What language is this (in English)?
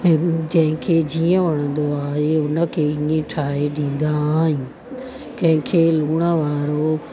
Sindhi